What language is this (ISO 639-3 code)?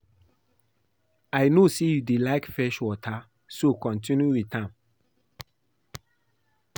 pcm